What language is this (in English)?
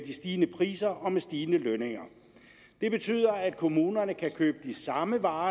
Danish